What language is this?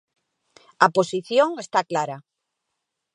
Galician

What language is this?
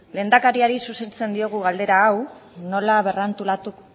Basque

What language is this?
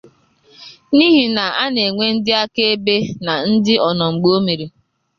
Igbo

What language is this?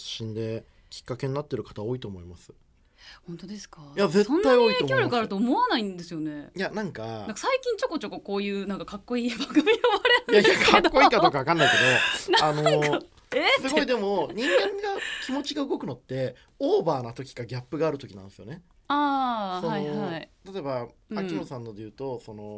Japanese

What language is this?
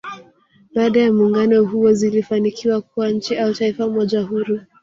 Swahili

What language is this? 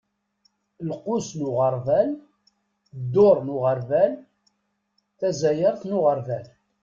Kabyle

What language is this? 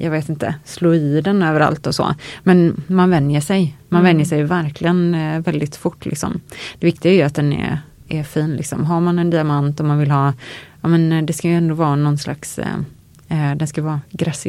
Swedish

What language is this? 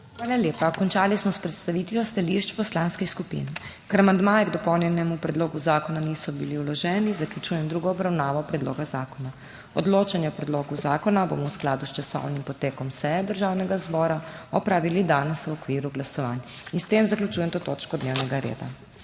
Slovenian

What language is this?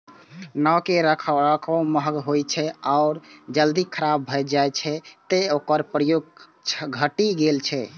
Maithili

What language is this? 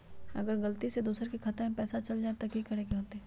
Magahi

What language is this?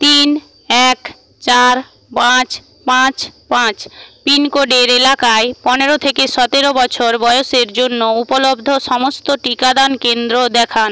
Bangla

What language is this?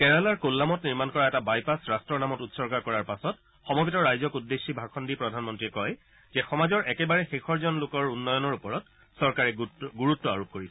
Assamese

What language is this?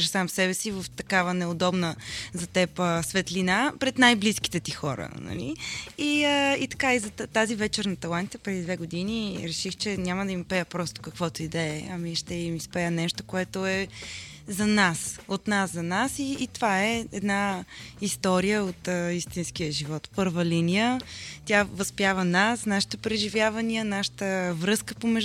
Bulgarian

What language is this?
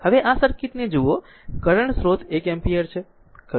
Gujarati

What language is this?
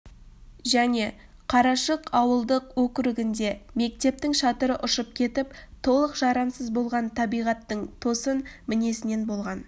Kazakh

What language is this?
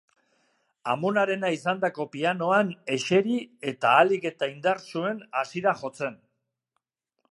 Basque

